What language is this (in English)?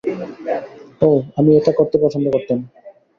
Bangla